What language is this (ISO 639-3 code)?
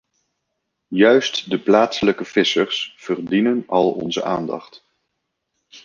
nld